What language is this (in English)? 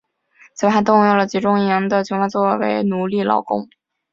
Chinese